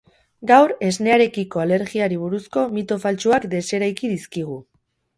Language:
Basque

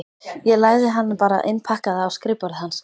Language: Icelandic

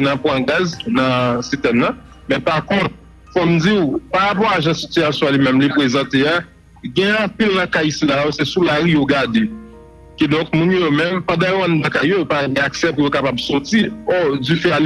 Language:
French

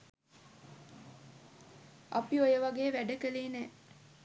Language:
Sinhala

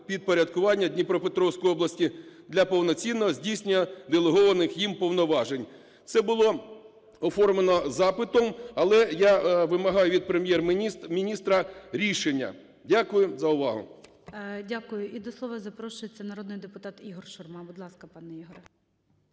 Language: Ukrainian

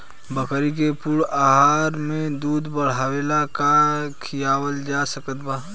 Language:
Bhojpuri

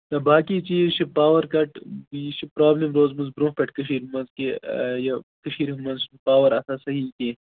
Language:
Kashmiri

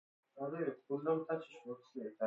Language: Persian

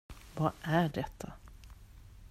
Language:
Swedish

